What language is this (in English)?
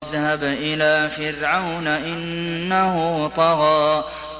Arabic